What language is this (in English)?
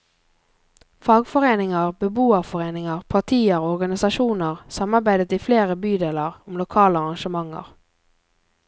Norwegian